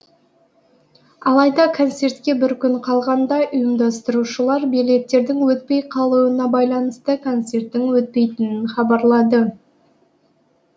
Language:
Kazakh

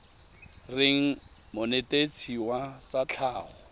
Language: Tswana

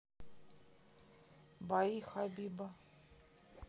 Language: Russian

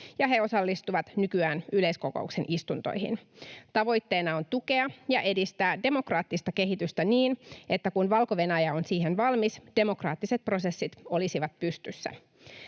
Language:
Finnish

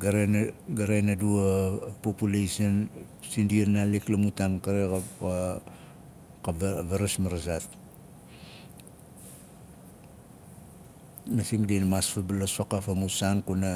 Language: Nalik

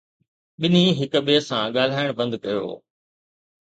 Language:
Sindhi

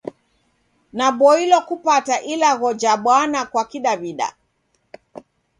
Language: Taita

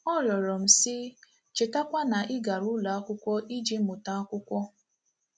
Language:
Igbo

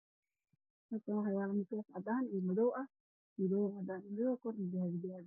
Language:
Somali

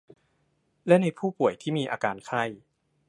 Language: Thai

